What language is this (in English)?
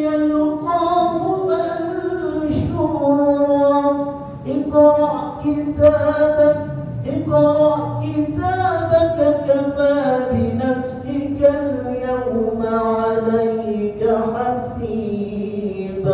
Arabic